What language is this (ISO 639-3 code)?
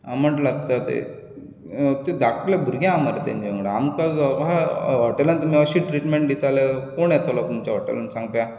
kok